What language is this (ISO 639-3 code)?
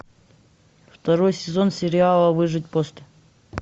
rus